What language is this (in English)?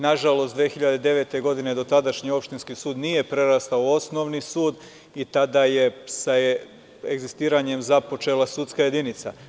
Serbian